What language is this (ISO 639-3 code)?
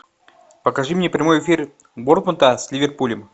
rus